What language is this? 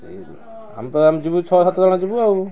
Odia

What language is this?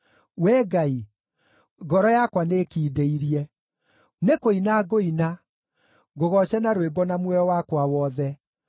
Kikuyu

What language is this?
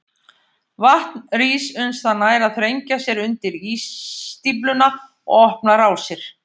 Icelandic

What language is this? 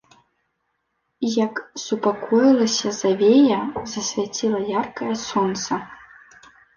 Belarusian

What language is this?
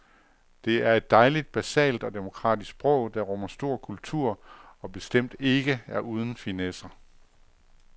Danish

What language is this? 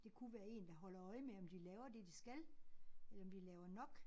Danish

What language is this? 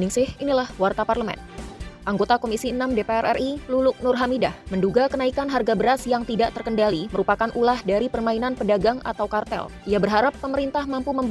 Indonesian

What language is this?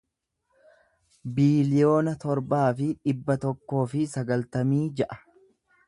Oromo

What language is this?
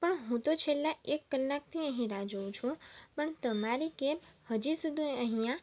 Gujarati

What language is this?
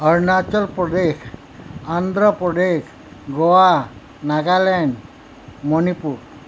Assamese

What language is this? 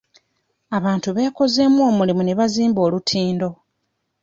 Ganda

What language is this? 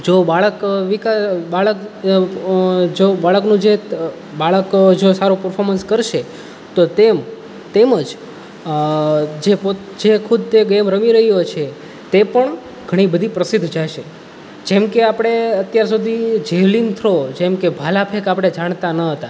Gujarati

